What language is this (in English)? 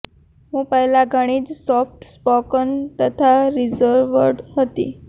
Gujarati